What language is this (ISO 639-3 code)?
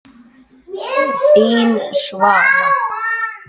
isl